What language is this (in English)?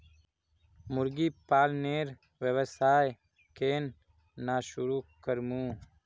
Magahi